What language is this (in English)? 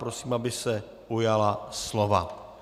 Czech